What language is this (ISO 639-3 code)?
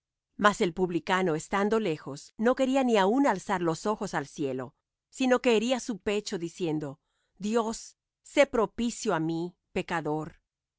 spa